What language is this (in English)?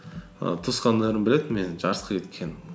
Kazakh